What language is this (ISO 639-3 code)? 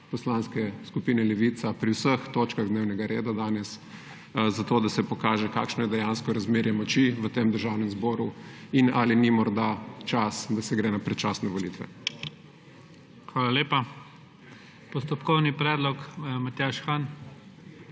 slv